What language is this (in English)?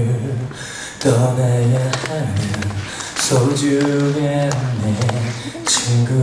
Korean